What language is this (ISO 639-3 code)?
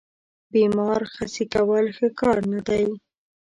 pus